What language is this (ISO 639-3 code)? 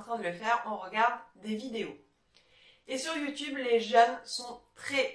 fra